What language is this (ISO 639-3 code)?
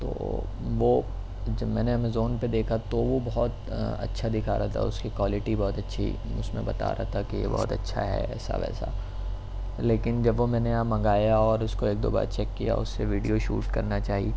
urd